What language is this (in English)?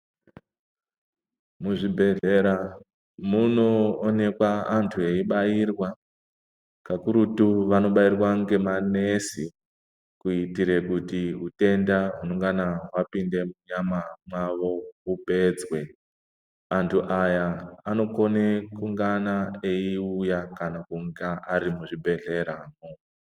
Ndau